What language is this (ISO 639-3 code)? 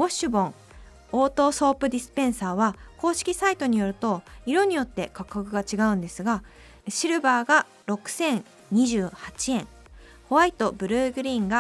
jpn